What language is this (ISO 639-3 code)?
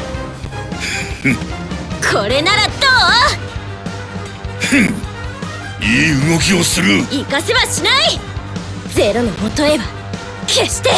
jpn